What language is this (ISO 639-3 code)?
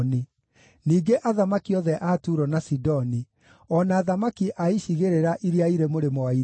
kik